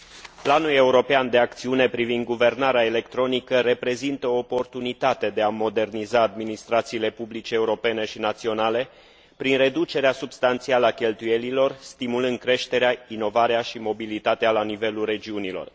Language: Romanian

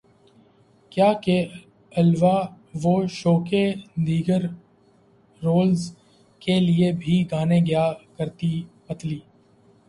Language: Urdu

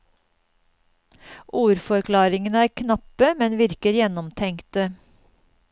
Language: Norwegian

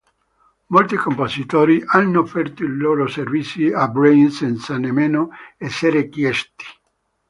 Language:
Italian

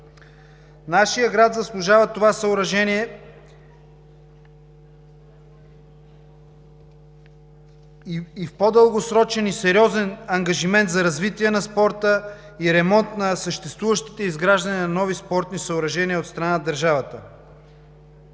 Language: Bulgarian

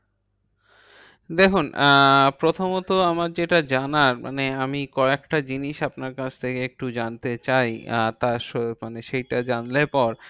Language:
Bangla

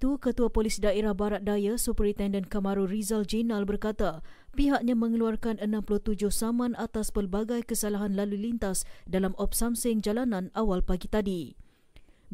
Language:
Malay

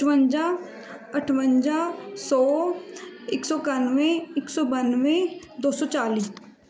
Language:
Punjabi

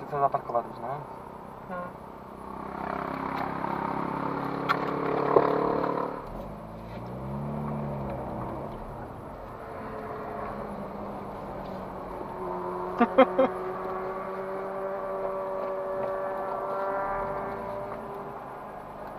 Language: Czech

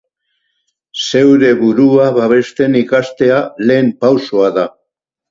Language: Basque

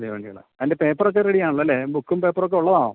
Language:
Malayalam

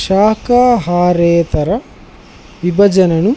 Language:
Telugu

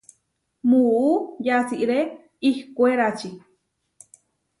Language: Huarijio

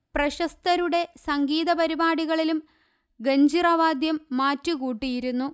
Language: Malayalam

